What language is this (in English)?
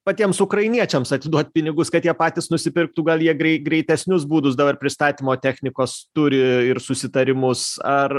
Lithuanian